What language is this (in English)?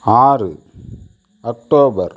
Tamil